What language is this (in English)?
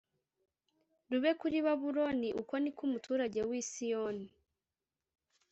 Kinyarwanda